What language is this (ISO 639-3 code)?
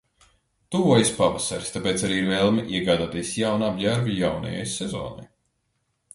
lav